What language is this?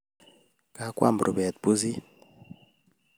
Kalenjin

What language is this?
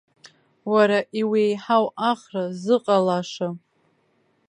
Abkhazian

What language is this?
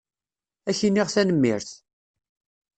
Kabyle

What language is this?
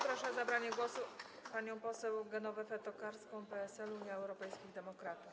Polish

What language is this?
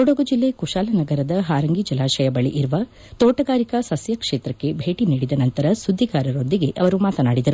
Kannada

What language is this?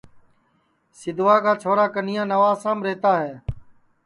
Sansi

